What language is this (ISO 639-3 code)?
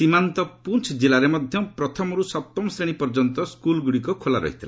ori